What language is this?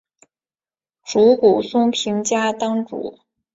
Chinese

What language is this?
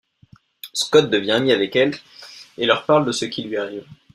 French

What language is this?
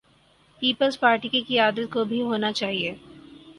Urdu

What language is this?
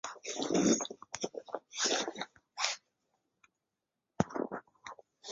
Chinese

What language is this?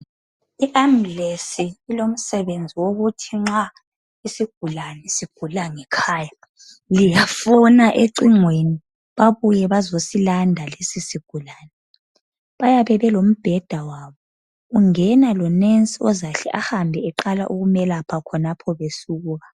North Ndebele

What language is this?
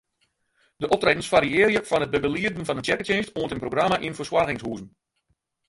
Western Frisian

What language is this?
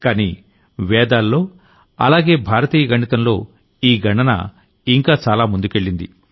Telugu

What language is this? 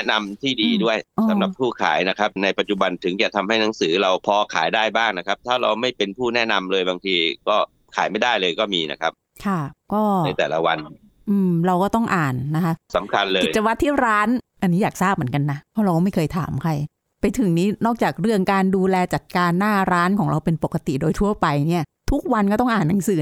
Thai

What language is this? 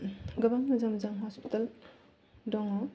Bodo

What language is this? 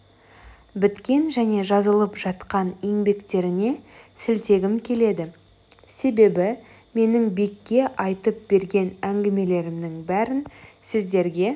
Kazakh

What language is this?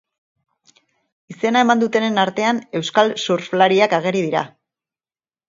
Basque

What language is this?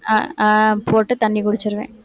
Tamil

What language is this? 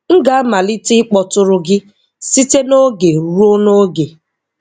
Igbo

